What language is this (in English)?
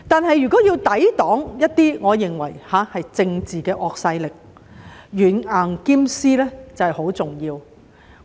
Cantonese